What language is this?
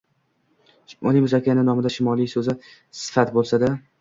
Uzbek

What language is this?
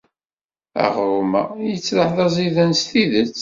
Kabyle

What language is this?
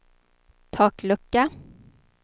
Swedish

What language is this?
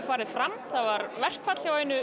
Icelandic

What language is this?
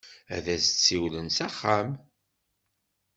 Kabyle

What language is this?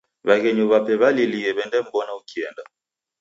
Taita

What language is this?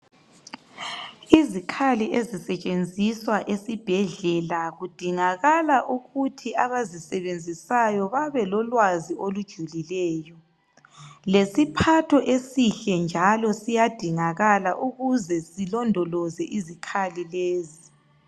North Ndebele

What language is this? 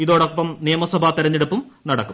Malayalam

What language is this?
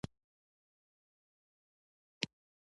Pashto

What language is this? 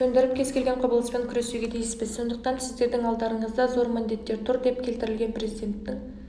Kazakh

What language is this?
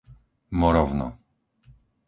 Slovak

